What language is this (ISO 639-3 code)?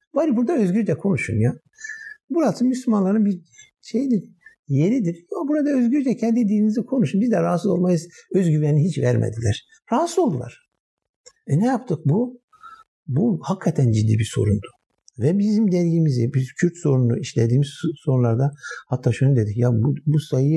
tur